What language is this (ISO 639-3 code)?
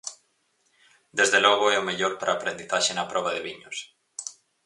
glg